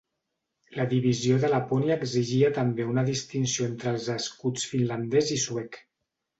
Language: Catalan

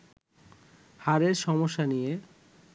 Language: Bangla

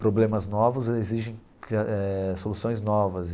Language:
Portuguese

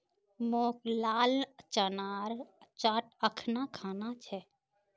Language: Magahi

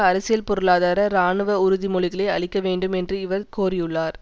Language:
Tamil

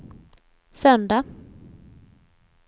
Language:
Swedish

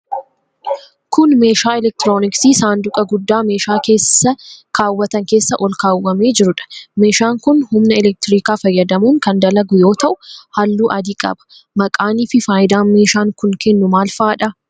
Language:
Oromo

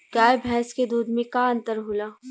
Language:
Bhojpuri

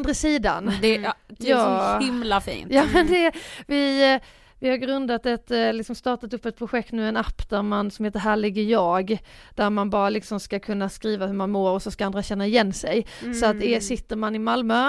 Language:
Swedish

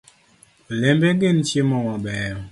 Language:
Luo (Kenya and Tanzania)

